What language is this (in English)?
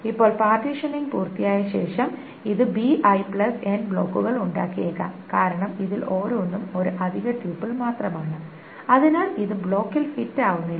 Malayalam